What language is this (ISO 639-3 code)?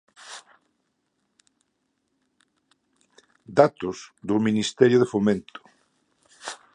glg